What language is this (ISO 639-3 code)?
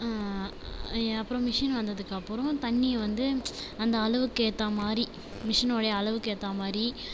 tam